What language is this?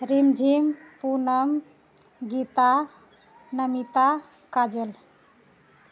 Maithili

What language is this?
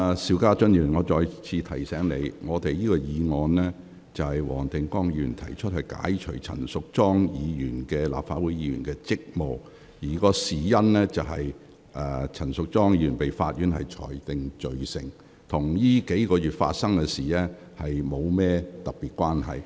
Cantonese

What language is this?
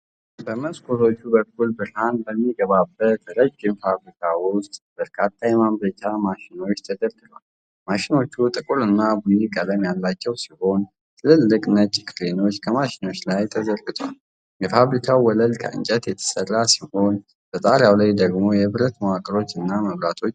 Amharic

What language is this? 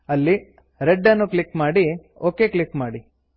Kannada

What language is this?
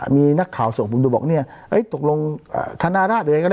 Thai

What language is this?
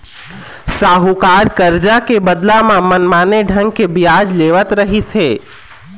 Chhattisgarhi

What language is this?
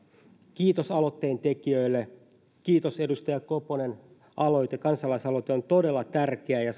Finnish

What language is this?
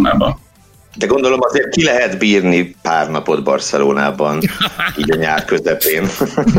Hungarian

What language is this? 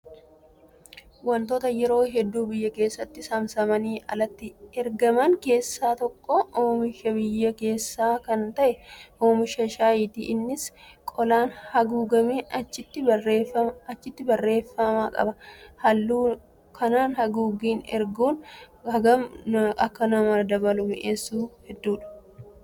Oromo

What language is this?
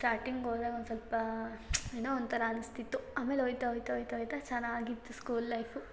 Kannada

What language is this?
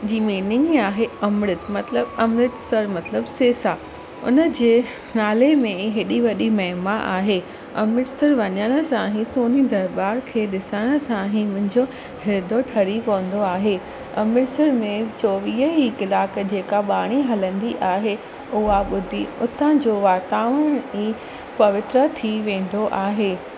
Sindhi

